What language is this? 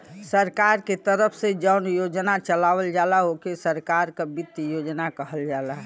Bhojpuri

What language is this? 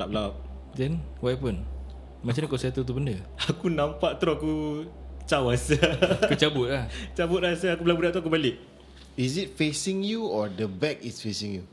Malay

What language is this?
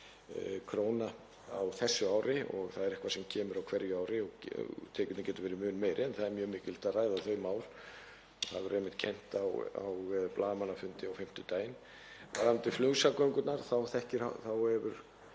Icelandic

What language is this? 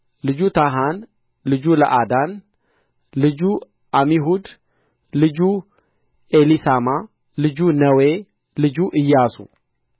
Amharic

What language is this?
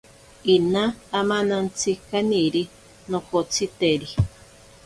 Ashéninka Perené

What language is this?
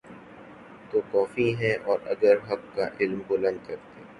Urdu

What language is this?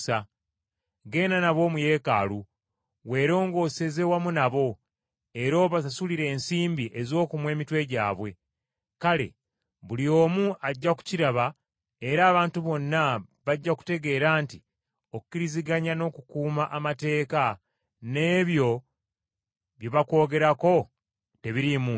Ganda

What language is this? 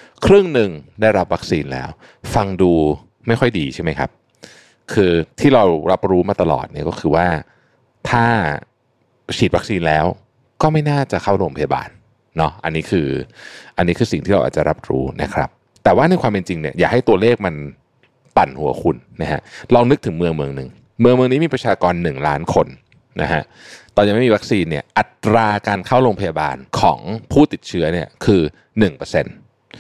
Thai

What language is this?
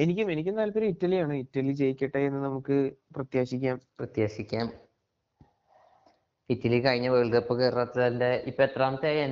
Malayalam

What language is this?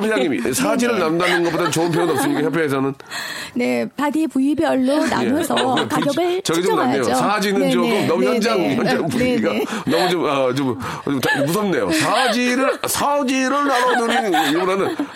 Korean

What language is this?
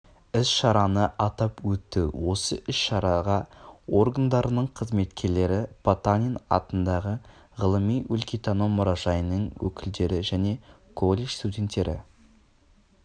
Kazakh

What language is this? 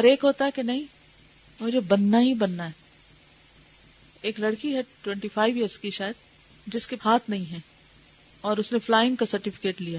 Urdu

